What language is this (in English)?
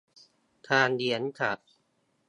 Thai